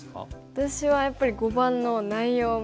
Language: Japanese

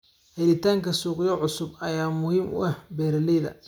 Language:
Somali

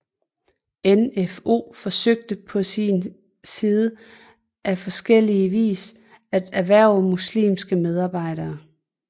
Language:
Danish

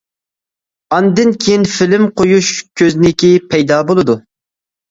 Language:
Uyghur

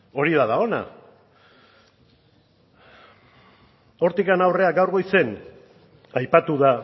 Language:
Basque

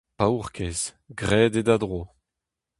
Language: Breton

